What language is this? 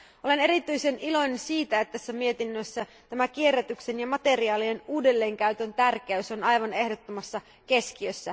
Finnish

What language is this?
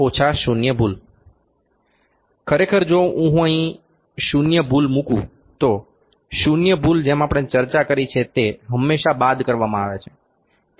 Gujarati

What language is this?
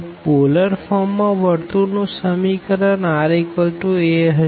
Gujarati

